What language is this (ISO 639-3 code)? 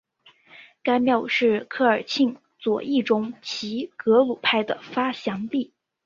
zho